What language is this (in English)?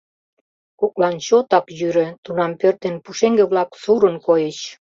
Mari